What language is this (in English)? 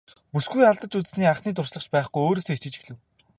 Mongolian